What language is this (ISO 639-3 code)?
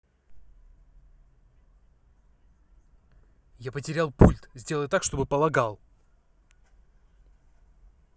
rus